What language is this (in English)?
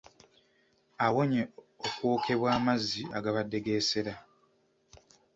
Ganda